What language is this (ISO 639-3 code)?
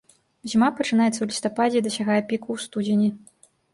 bel